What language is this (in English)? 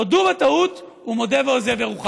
Hebrew